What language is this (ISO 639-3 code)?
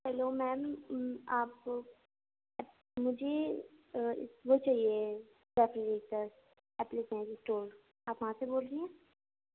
urd